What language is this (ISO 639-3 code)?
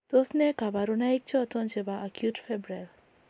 kln